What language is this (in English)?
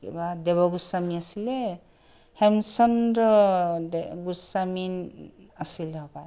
Assamese